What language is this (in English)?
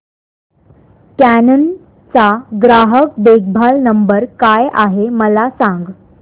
Marathi